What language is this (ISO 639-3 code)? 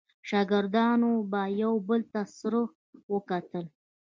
pus